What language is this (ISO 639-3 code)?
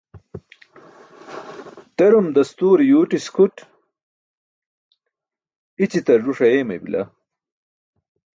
bsk